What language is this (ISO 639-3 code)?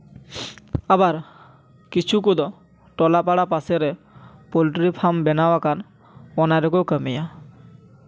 sat